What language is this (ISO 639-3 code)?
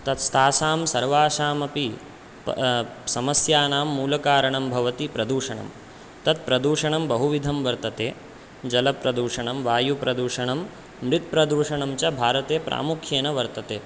san